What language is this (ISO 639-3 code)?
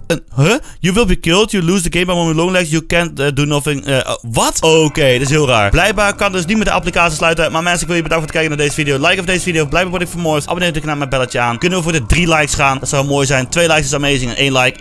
nld